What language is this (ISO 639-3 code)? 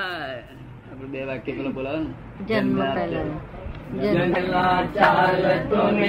guj